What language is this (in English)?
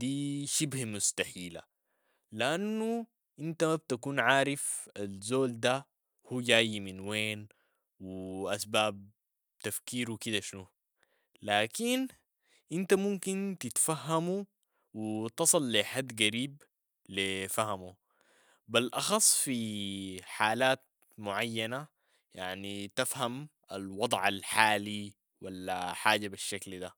Sudanese Arabic